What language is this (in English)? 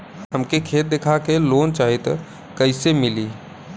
Bhojpuri